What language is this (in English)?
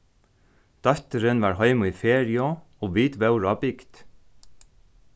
Faroese